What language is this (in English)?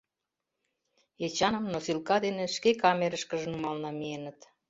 Mari